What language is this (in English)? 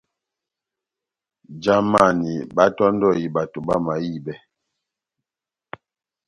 Batanga